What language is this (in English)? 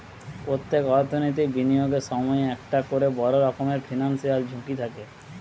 Bangla